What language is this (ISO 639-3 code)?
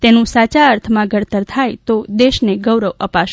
guj